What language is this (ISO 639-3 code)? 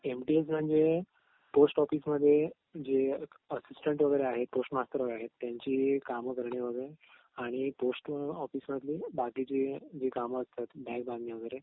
mar